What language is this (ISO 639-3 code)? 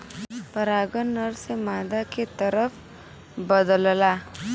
bho